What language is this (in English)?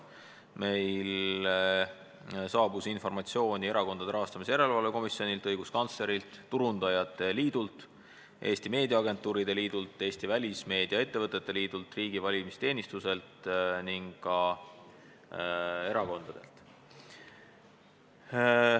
Estonian